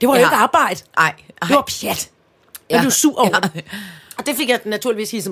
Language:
Danish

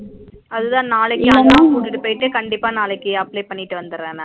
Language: Tamil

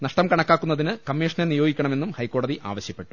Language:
Malayalam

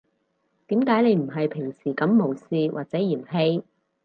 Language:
Cantonese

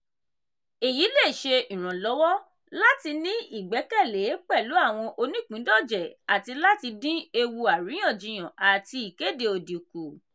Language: Yoruba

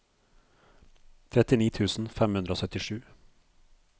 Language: Norwegian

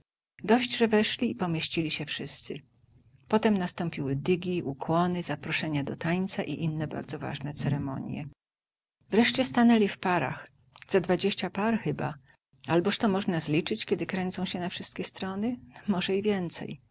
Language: Polish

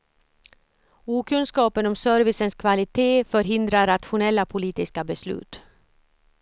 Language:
Swedish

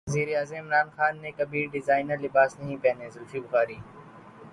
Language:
Urdu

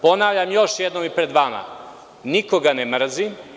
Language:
Serbian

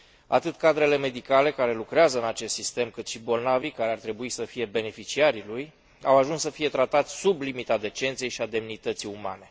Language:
Romanian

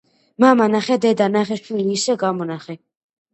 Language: Georgian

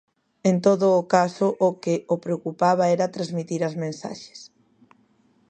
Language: Galician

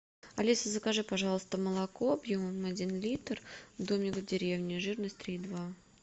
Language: Russian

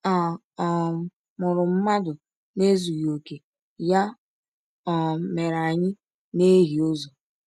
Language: Igbo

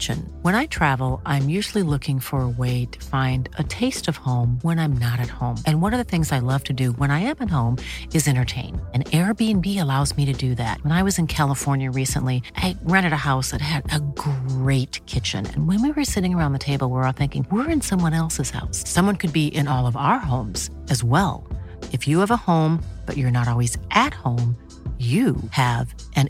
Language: Filipino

